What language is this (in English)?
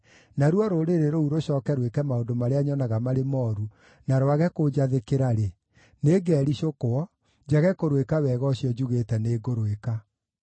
Kikuyu